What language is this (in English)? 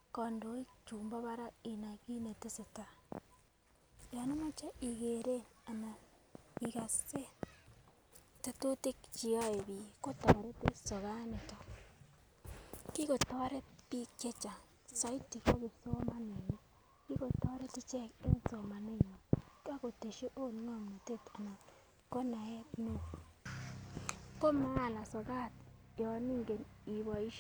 Kalenjin